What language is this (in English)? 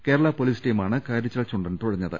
Malayalam